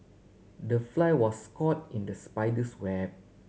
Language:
English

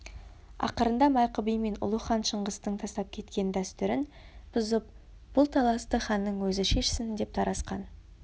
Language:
Kazakh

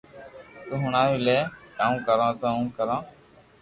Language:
Loarki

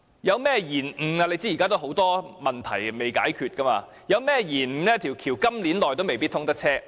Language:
Cantonese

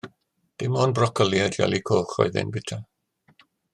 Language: Welsh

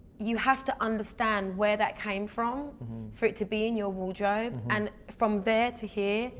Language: English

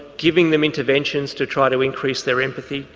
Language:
English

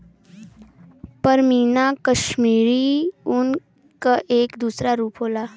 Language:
Bhojpuri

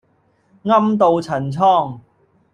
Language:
Cantonese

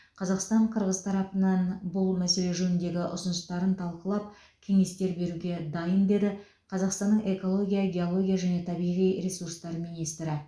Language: Kazakh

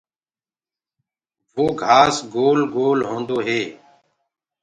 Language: Gurgula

